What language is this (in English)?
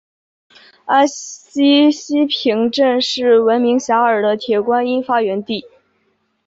Chinese